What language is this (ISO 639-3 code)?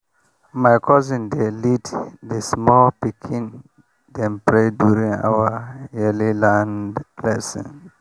pcm